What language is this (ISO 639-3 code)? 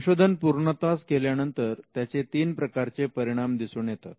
mar